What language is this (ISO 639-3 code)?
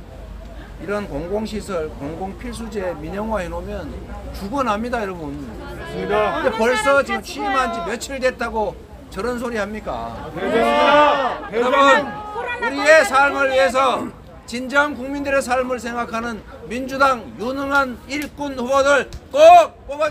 kor